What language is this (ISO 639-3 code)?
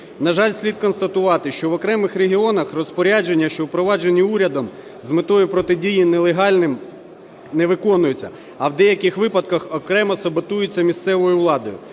ukr